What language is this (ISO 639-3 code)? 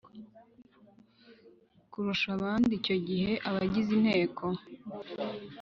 kin